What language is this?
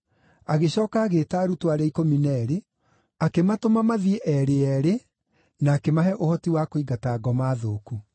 Kikuyu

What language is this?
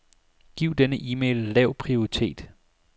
Danish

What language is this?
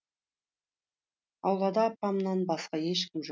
Kazakh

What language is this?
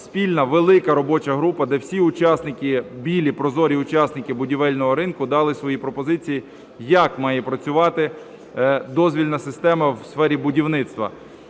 Ukrainian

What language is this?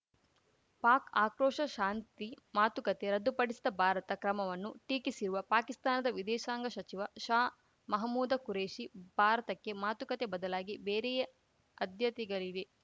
Kannada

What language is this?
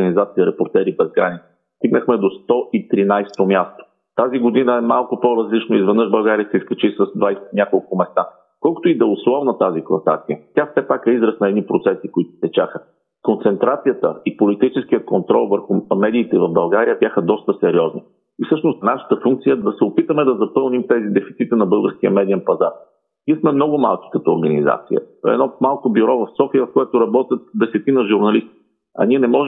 Bulgarian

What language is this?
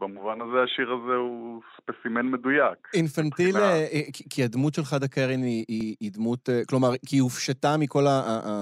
Hebrew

